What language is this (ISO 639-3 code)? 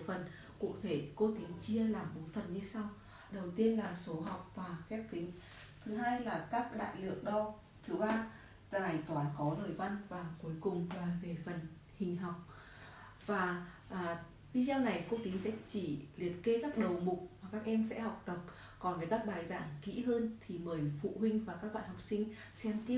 vie